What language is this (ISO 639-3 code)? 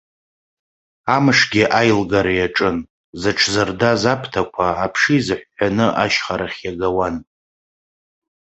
abk